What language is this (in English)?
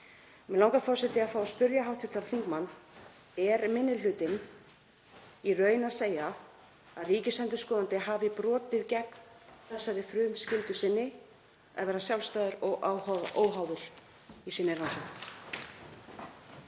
Icelandic